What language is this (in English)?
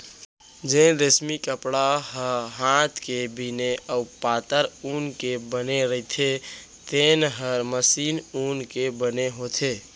Chhattisgarhi